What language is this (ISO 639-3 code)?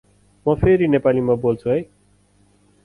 nep